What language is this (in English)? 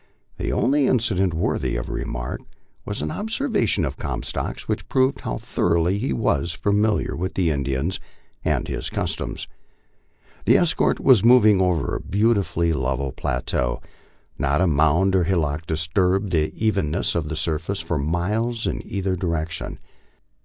English